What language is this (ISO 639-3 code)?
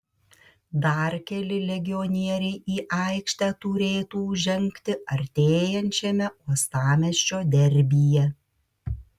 lit